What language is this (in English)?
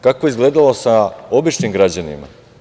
Serbian